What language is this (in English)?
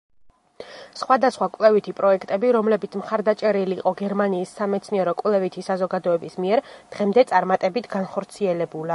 Georgian